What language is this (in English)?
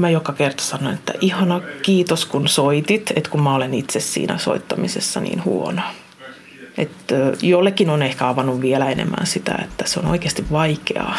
Finnish